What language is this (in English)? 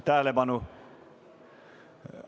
Estonian